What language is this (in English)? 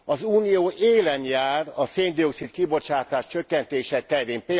Hungarian